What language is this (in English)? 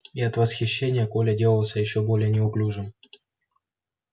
Russian